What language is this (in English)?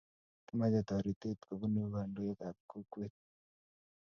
Kalenjin